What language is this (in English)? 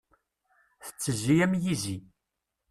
Kabyle